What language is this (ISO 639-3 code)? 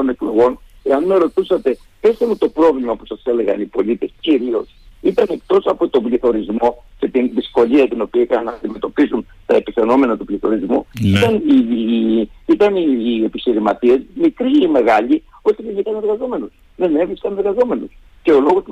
ell